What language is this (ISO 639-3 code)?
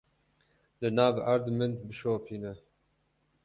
kur